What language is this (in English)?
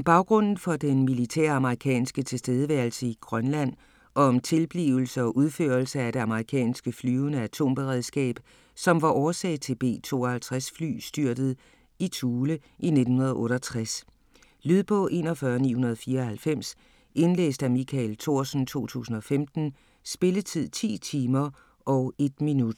Danish